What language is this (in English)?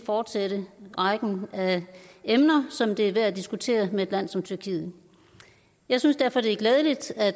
Danish